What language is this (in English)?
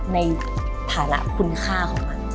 Thai